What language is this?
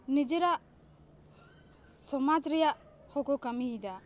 Santali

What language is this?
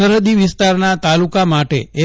Gujarati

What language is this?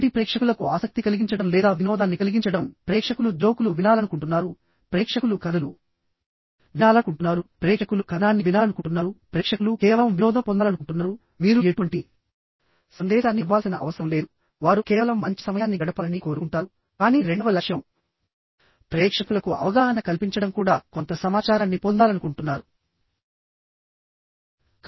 Telugu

